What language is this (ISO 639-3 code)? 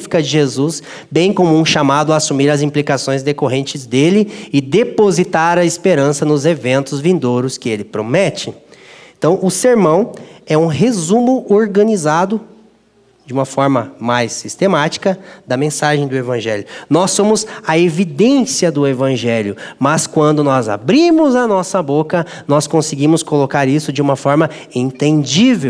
por